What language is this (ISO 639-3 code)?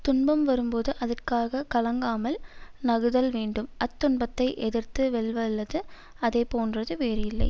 tam